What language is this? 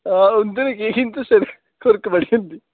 Dogri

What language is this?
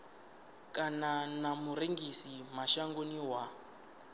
Venda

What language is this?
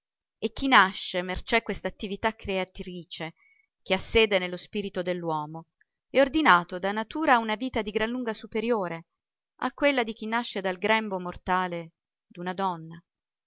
Italian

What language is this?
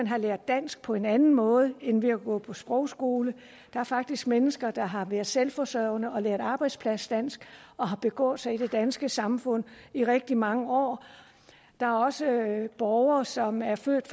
Danish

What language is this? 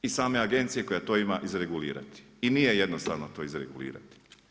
Croatian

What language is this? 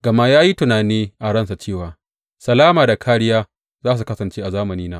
Hausa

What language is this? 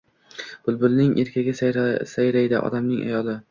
Uzbek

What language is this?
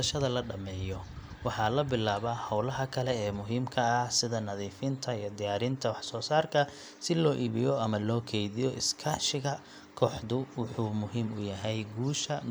Somali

